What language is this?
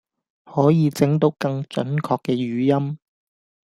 Cantonese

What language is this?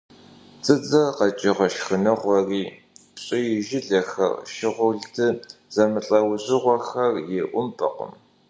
Kabardian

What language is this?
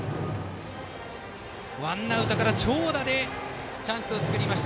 Japanese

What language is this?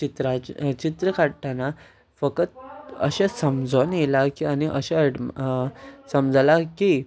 Konkani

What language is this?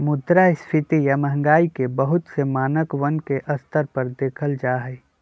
Magahi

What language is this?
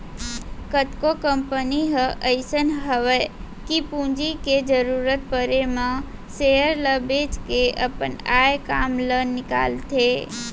Chhattisgarhi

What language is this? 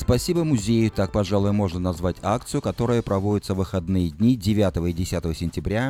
Russian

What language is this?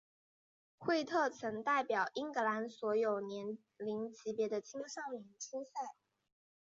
Chinese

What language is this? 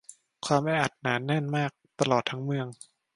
Thai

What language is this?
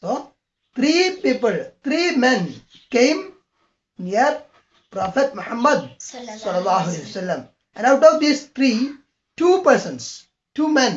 English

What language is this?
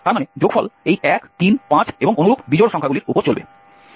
Bangla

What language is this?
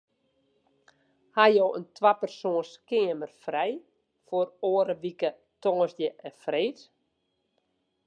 Western Frisian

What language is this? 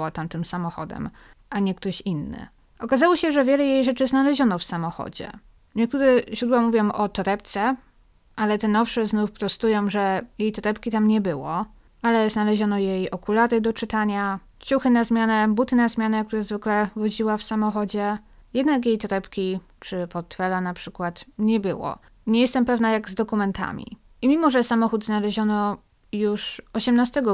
Polish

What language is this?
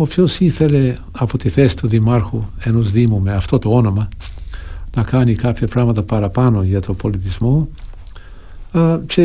Greek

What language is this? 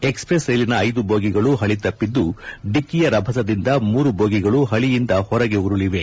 Kannada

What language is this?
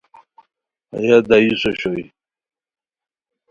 Khowar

